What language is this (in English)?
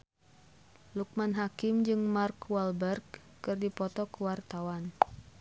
Sundanese